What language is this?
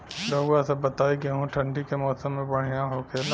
Bhojpuri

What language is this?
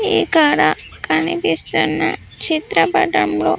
Telugu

